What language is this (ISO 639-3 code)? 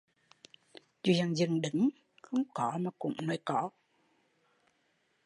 vie